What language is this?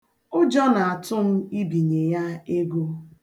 Igbo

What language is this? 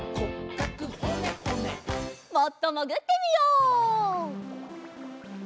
Japanese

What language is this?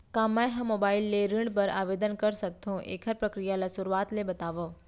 Chhattisgarhi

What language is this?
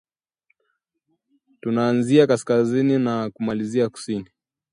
Swahili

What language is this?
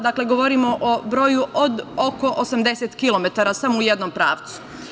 Serbian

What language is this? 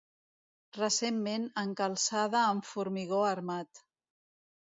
Catalan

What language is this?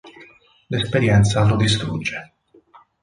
Italian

